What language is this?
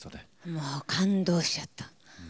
Japanese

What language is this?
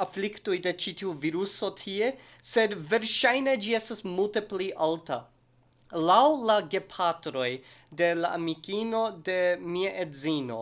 Esperanto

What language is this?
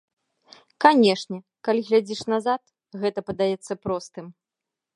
Belarusian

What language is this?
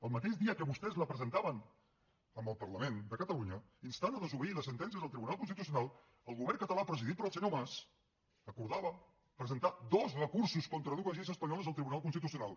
Catalan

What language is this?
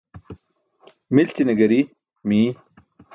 Burushaski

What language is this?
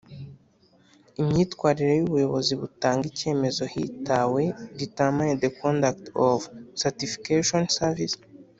Kinyarwanda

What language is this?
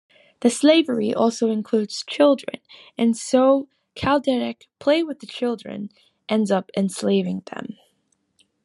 English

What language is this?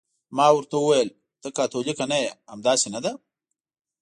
Pashto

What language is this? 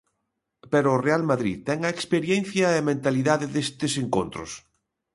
Galician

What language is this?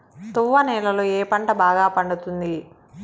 Telugu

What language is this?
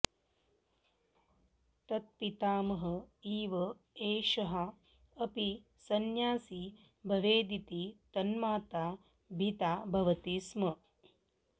Sanskrit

